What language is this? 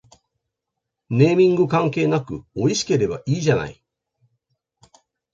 Japanese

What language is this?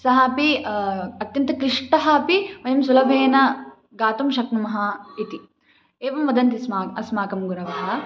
Sanskrit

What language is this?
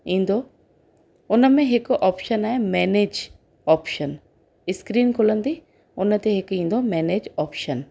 Sindhi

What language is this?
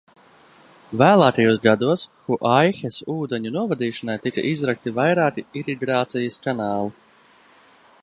Latvian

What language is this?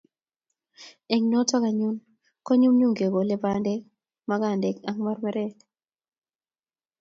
Kalenjin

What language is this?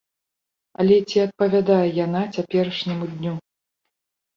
Belarusian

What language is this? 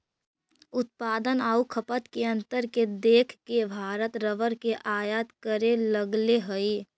Magahi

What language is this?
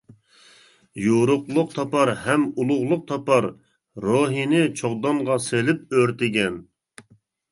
Uyghur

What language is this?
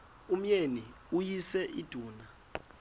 Xhosa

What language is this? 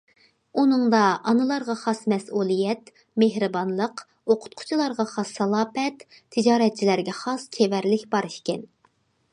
Uyghur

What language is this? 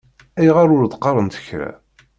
Kabyle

